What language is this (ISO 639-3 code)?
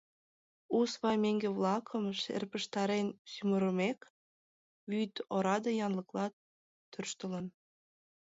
chm